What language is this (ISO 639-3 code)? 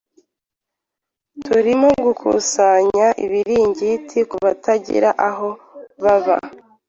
kin